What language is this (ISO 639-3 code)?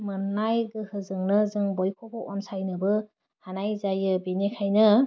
brx